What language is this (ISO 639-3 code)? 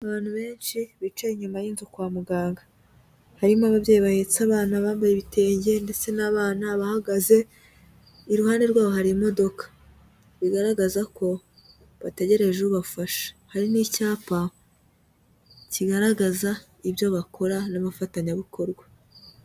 kin